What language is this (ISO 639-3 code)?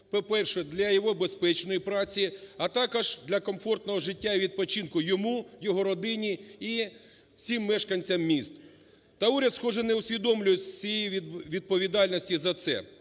ukr